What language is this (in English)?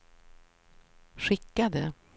Swedish